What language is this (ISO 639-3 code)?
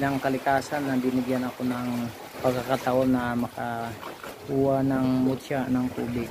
fil